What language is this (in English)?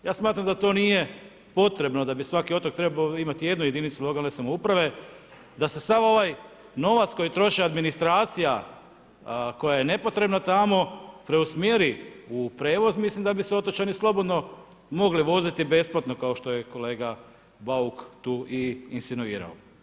Croatian